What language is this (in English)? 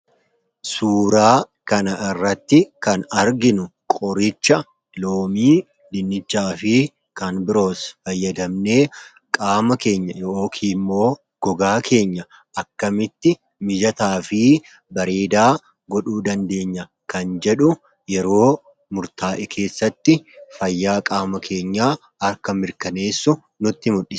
Oromo